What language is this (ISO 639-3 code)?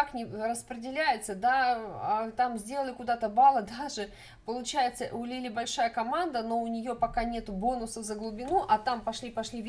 rus